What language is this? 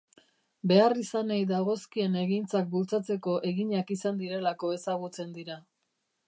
Basque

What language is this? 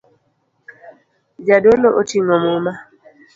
Luo (Kenya and Tanzania)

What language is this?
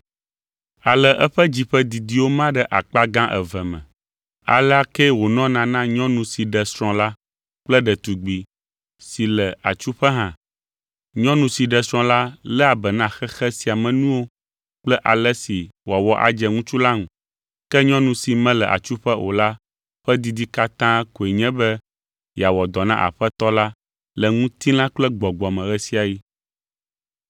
Ewe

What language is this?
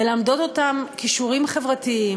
Hebrew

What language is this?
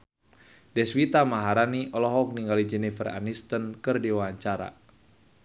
Sundanese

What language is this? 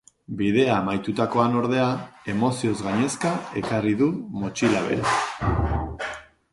Basque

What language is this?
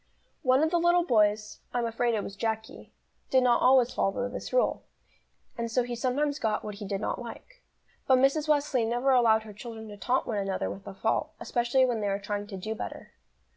English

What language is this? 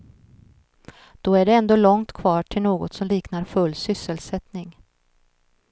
Swedish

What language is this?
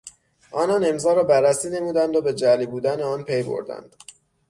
Persian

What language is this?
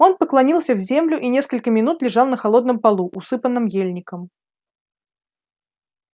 Russian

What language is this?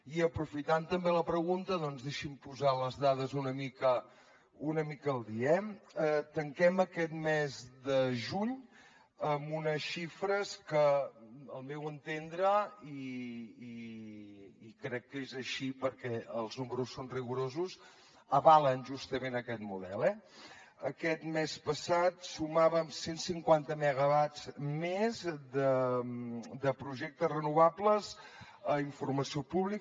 Catalan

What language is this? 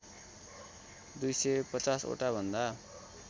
Nepali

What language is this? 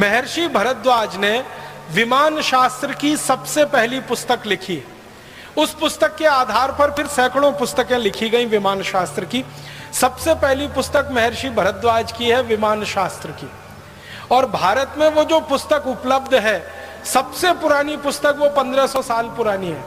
Hindi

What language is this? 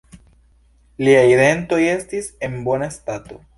Esperanto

